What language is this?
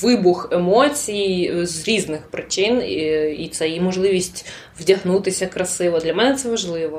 Ukrainian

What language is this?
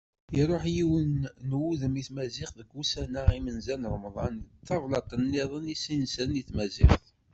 Kabyle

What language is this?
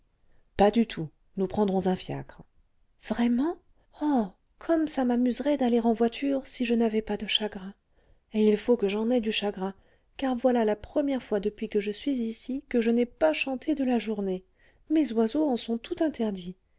French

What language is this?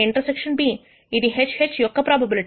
Telugu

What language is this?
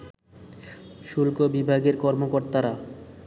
Bangla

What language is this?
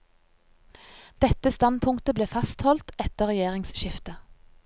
Norwegian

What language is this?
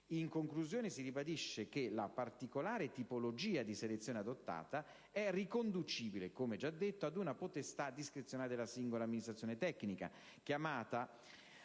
Italian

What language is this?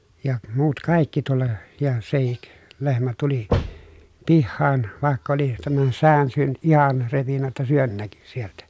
Finnish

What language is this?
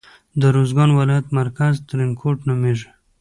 Pashto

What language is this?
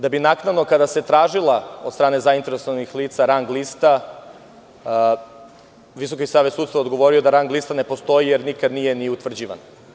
Serbian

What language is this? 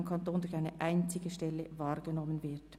Swiss German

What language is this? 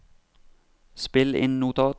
Norwegian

